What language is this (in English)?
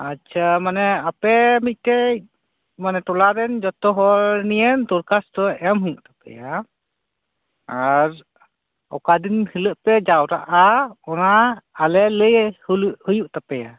Santali